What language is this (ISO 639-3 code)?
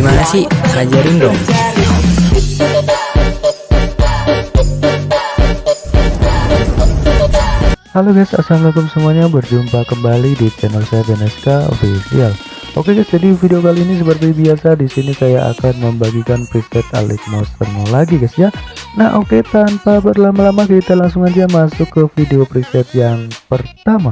ind